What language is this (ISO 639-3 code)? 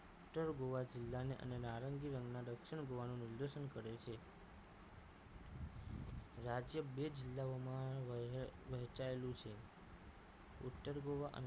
guj